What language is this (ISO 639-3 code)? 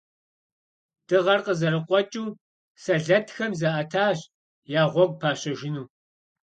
kbd